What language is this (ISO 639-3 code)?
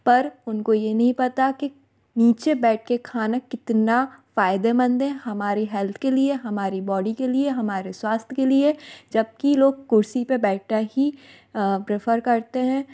hin